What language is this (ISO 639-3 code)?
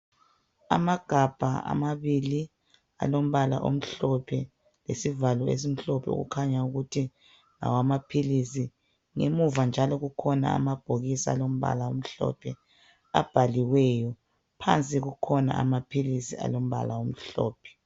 nde